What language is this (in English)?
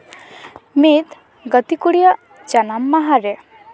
Santali